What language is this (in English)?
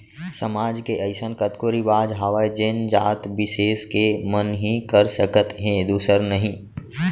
Chhattisgarhi